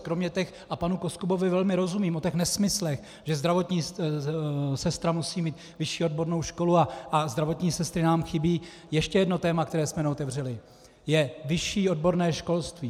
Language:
Czech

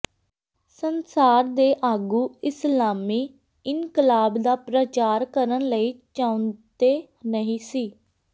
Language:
Punjabi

